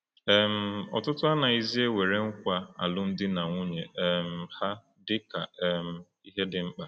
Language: Igbo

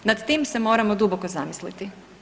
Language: Croatian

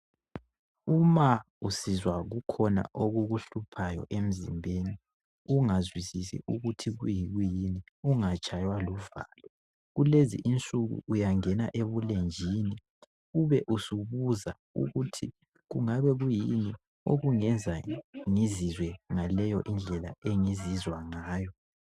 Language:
North Ndebele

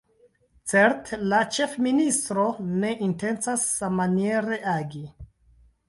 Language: Esperanto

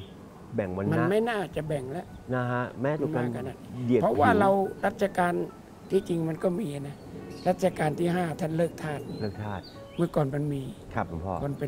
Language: Thai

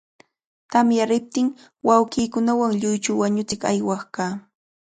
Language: Cajatambo North Lima Quechua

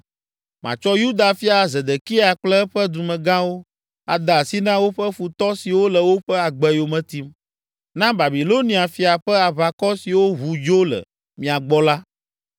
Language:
Ewe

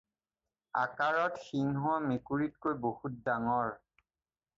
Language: Assamese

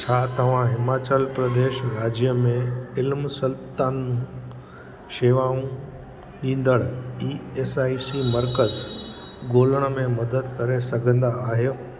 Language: Sindhi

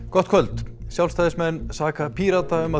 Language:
Icelandic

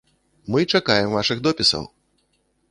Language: Belarusian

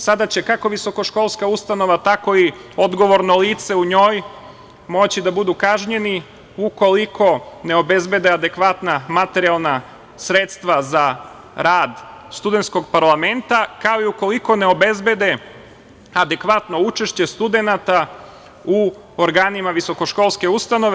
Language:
Serbian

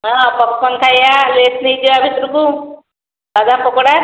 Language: Odia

